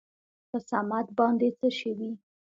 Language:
Pashto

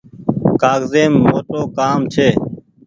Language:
Goaria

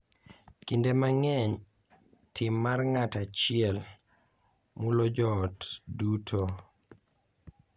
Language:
Luo (Kenya and Tanzania)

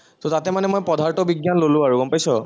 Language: Assamese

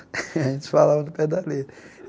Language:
Portuguese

